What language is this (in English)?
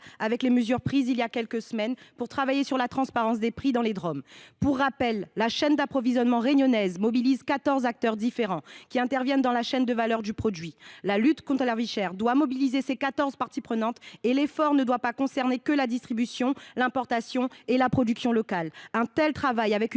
French